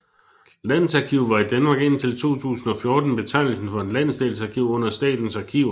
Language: Danish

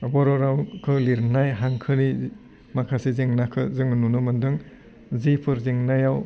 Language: Bodo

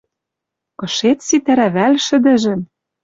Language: Western Mari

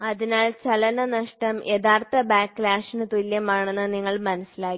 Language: Malayalam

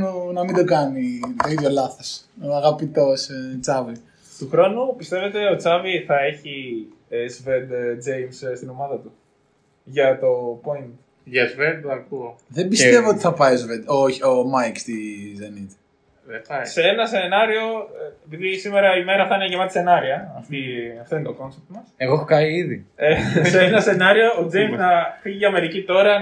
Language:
Greek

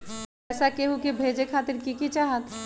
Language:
Magahi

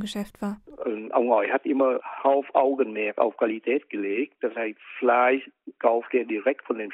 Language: German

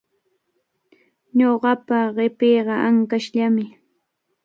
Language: Cajatambo North Lima Quechua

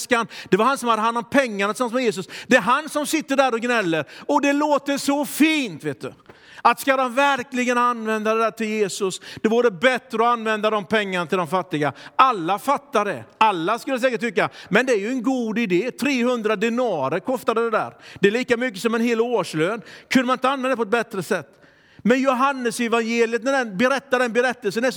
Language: Swedish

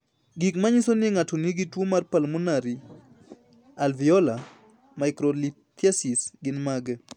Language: Luo (Kenya and Tanzania)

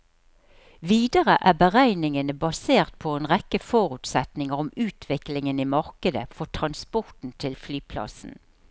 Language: Norwegian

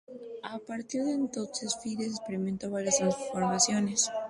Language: Spanish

